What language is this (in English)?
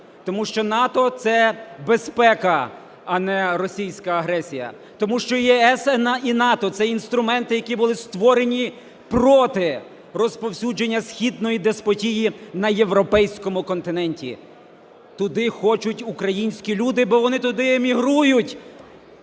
Ukrainian